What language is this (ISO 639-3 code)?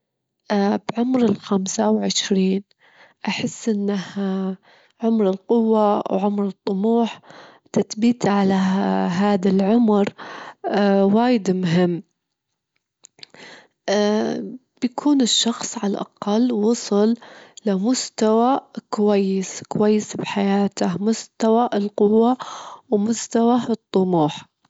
afb